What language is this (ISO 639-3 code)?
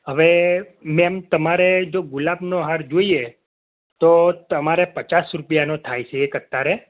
guj